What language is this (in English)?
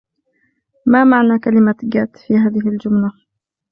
Arabic